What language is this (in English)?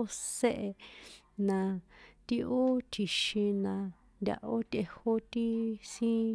San Juan Atzingo Popoloca